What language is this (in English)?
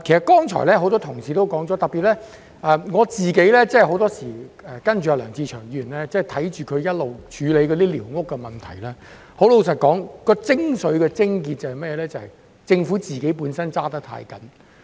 Cantonese